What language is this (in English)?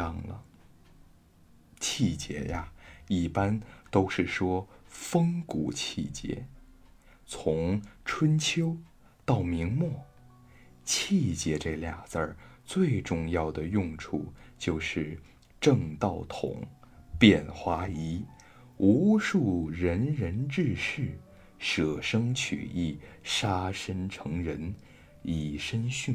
Chinese